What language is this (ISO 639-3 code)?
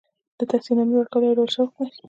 pus